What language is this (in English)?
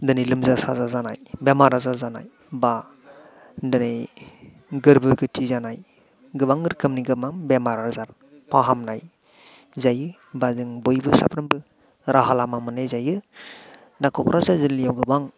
Bodo